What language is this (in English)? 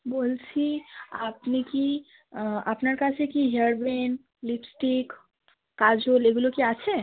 Bangla